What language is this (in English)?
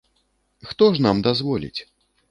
Belarusian